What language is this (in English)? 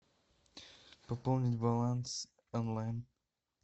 Russian